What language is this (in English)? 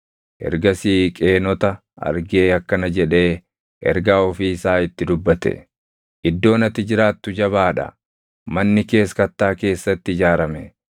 Oromo